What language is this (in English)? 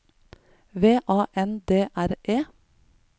Norwegian